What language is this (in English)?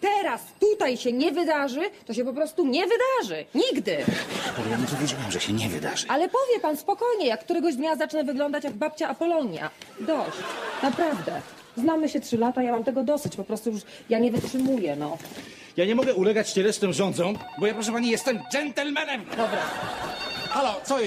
Polish